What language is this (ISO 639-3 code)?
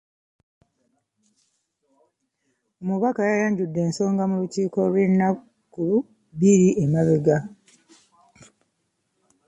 lug